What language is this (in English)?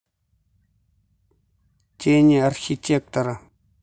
Russian